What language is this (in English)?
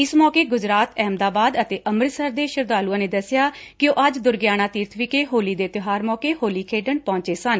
Punjabi